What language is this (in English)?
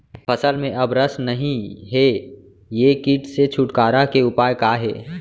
Chhattisgarhi